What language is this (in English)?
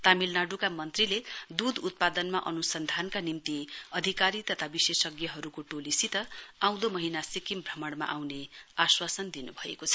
Nepali